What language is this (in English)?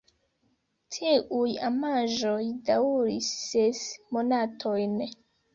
Esperanto